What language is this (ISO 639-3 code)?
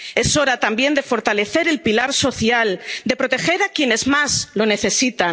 spa